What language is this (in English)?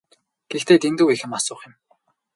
Mongolian